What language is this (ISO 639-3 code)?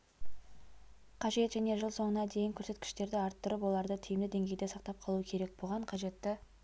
kaz